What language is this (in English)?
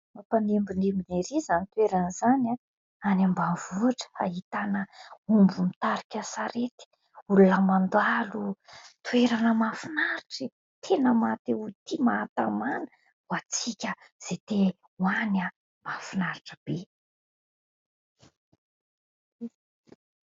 Malagasy